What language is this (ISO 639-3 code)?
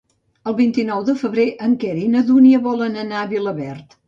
cat